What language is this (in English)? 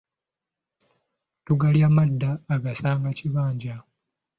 Ganda